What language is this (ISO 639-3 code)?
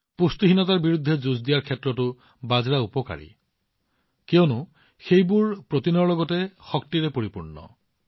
asm